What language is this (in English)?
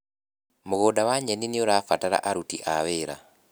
Kikuyu